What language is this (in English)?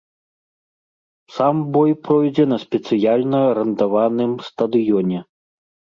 Belarusian